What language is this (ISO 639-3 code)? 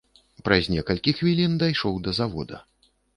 bel